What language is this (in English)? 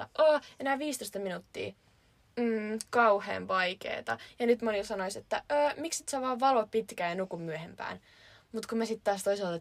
Finnish